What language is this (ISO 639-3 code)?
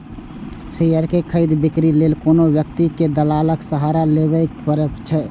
mai